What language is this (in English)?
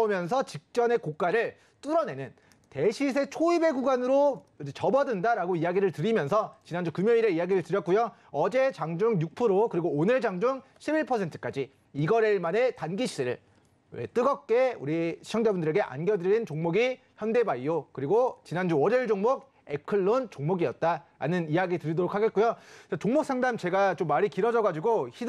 Korean